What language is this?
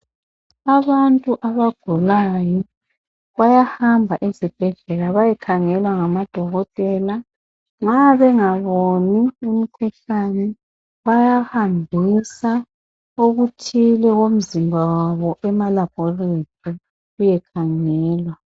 North Ndebele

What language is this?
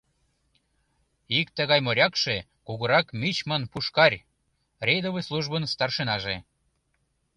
Mari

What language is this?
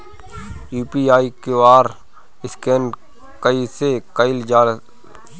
Bhojpuri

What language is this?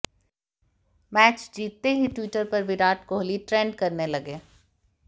Hindi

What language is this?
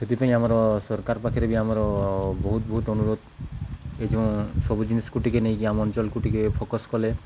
Odia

